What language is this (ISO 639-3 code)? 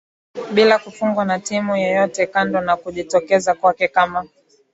swa